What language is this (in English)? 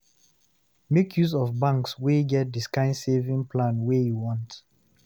Nigerian Pidgin